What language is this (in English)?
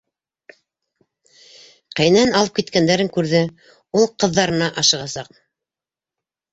Bashkir